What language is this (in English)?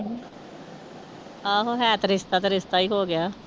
Punjabi